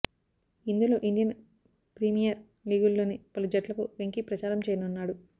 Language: Telugu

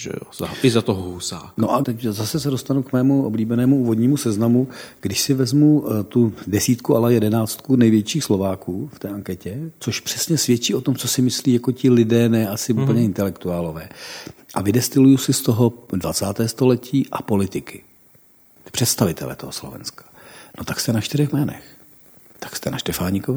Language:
Czech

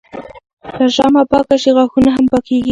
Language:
Pashto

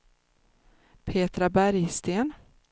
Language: Swedish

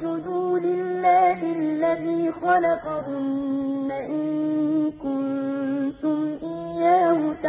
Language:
Arabic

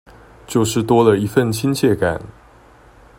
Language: Chinese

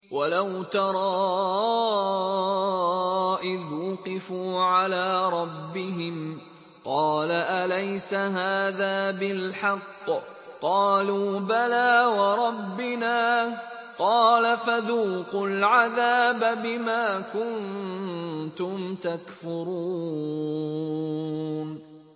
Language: Arabic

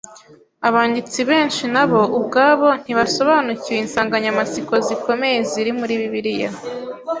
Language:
Kinyarwanda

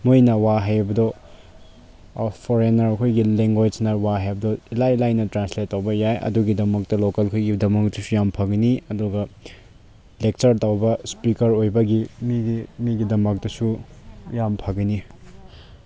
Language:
Manipuri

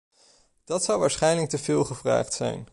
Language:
Dutch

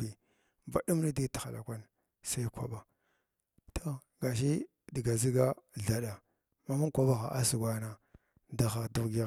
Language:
Glavda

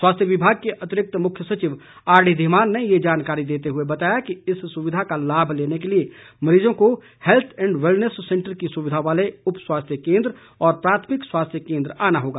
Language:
Hindi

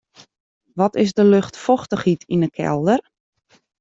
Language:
Western Frisian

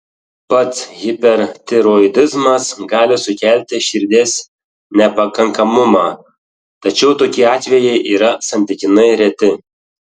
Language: Lithuanian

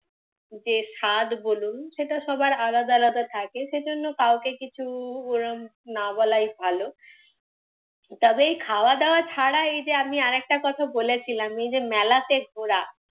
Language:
Bangla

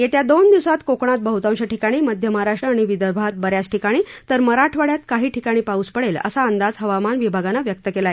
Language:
Marathi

